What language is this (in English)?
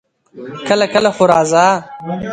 Pashto